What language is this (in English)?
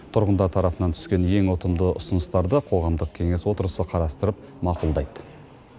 Kazakh